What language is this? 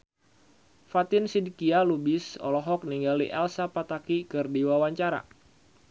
Sundanese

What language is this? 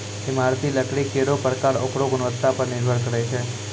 Maithili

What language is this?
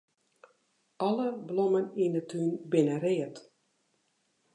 Western Frisian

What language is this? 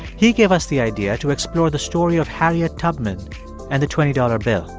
English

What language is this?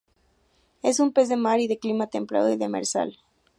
Spanish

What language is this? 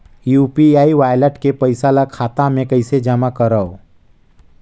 Chhattisgarhi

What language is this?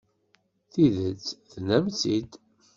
Kabyle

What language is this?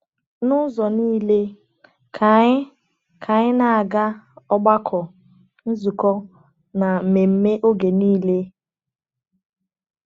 Igbo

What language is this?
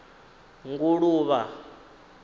Venda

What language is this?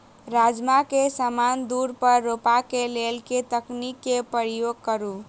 Maithili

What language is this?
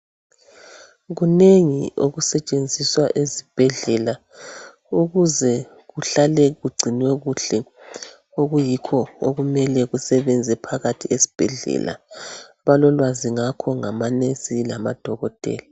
North Ndebele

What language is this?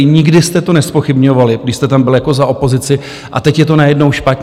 Czech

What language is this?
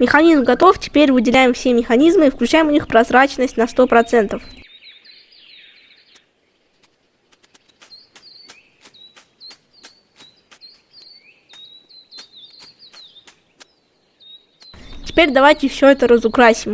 Russian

